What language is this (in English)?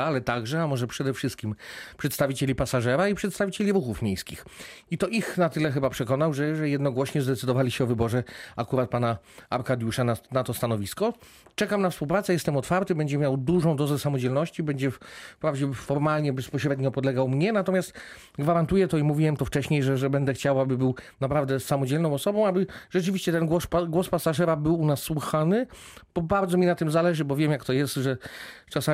Polish